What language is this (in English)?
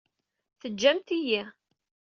Kabyle